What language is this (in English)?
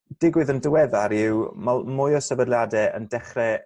Welsh